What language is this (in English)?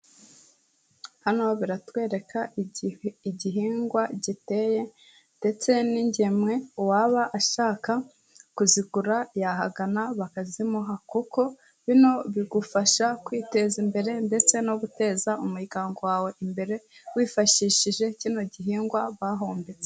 Kinyarwanda